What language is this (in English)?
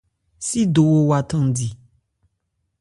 Ebrié